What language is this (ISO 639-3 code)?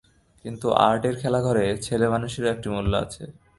ben